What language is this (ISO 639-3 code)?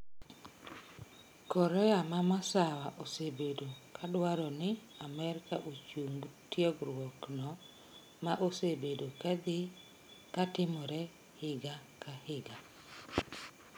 luo